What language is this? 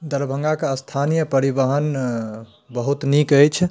Maithili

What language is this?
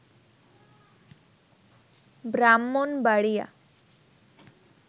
Bangla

